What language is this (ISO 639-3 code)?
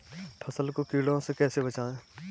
hin